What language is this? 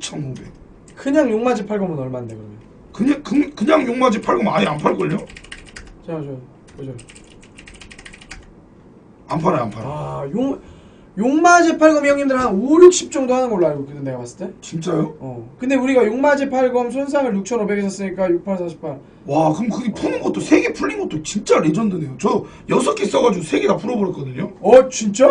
Korean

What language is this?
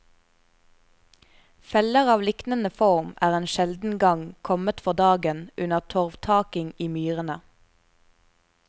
Norwegian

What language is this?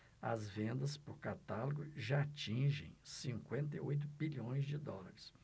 Portuguese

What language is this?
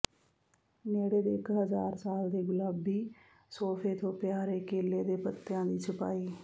Punjabi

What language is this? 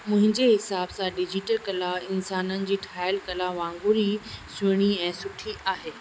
Sindhi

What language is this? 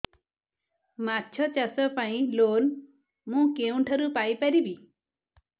Odia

